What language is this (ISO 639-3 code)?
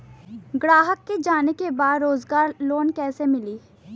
bho